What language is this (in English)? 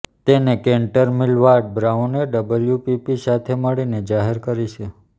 Gujarati